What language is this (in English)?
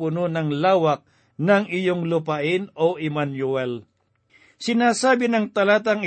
Filipino